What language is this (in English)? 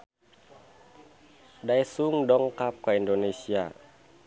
Sundanese